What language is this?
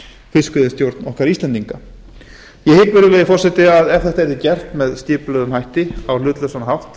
Icelandic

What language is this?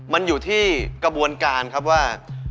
Thai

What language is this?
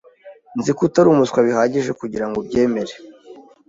Kinyarwanda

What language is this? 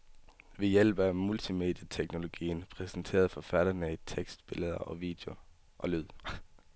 Danish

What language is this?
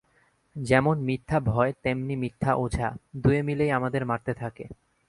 Bangla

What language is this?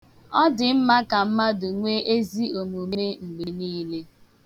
Igbo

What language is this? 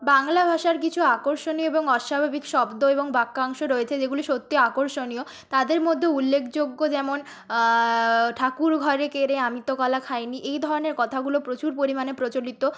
Bangla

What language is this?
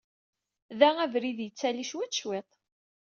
Kabyle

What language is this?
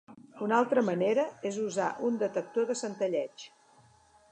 Catalan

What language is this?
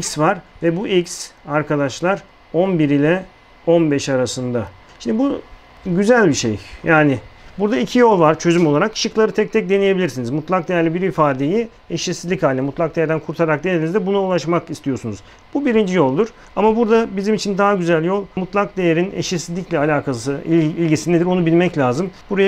Turkish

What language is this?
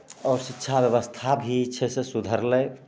Maithili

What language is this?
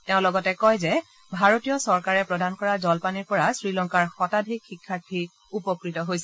Assamese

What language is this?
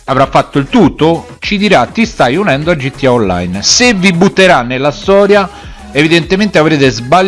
Italian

